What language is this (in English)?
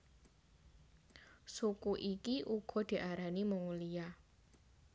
Javanese